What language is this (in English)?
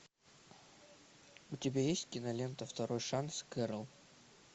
Russian